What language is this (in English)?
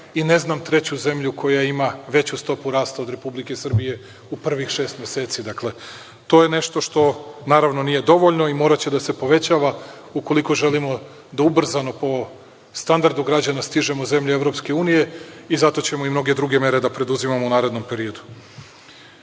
Serbian